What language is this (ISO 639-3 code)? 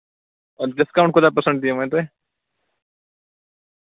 kas